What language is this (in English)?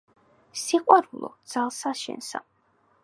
Georgian